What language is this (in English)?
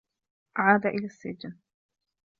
Arabic